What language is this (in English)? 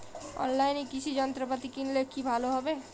Bangla